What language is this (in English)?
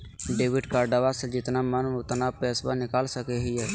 Magahi